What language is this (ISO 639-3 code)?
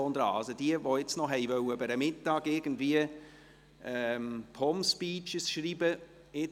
gsw